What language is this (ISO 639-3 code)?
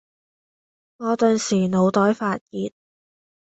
yue